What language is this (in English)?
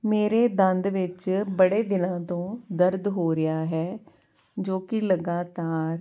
Punjabi